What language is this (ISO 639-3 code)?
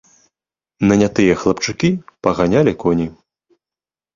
bel